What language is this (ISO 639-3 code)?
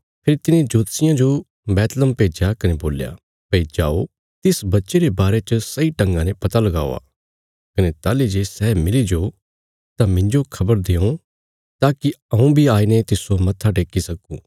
kfs